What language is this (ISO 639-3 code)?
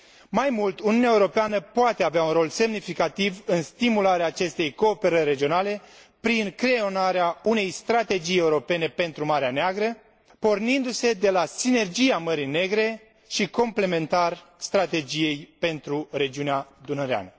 ron